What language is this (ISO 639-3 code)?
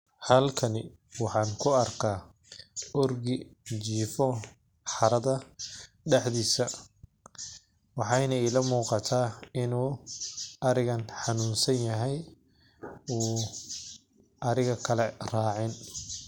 som